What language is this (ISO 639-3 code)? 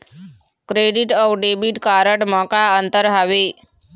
hne